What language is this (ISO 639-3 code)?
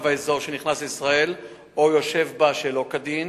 heb